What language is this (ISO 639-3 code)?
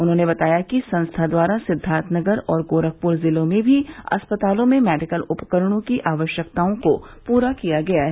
hin